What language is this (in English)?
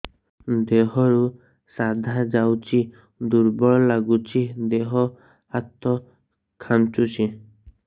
Odia